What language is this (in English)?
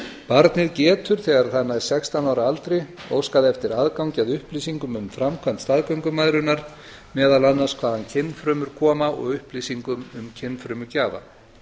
Icelandic